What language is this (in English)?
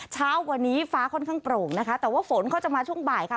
Thai